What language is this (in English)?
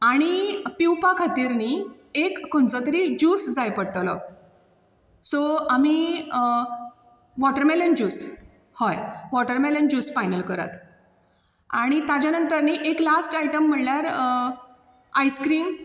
Konkani